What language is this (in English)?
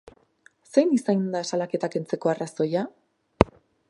Basque